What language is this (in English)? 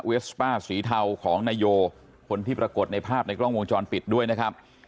Thai